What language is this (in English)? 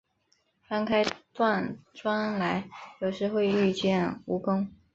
Chinese